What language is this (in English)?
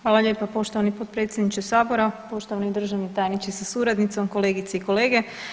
Croatian